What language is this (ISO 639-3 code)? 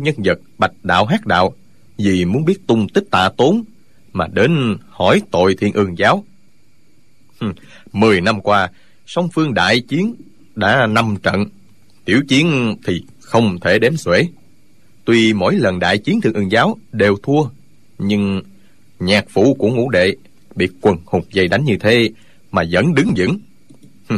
vie